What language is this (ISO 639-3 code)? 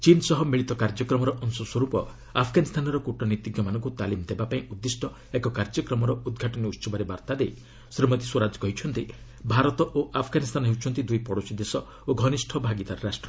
ori